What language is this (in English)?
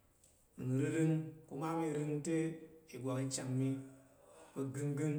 Tarok